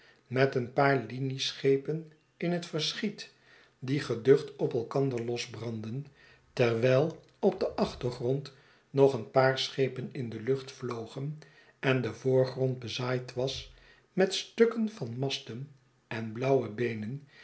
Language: Dutch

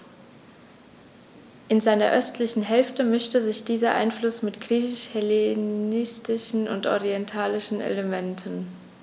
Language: German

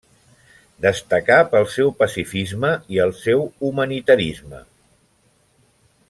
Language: Catalan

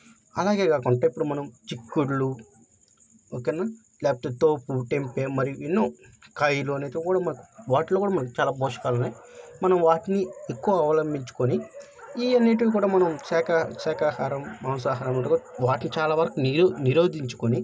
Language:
Telugu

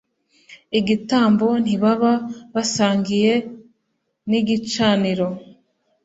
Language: Kinyarwanda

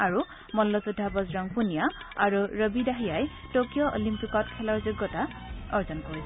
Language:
Assamese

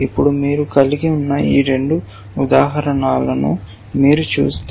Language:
Telugu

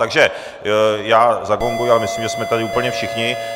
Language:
Czech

